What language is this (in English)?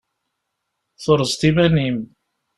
Kabyle